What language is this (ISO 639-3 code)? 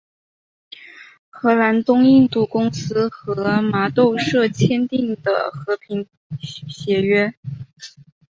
zho